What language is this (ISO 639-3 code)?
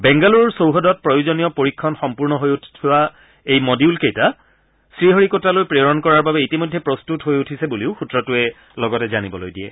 asm